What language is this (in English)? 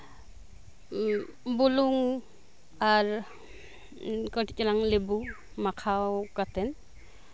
Santali